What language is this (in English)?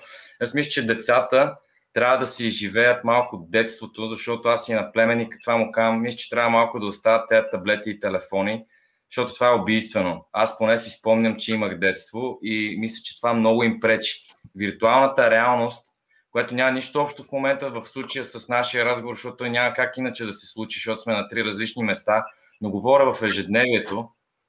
Bulgarian